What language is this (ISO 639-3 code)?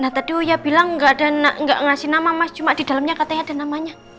ind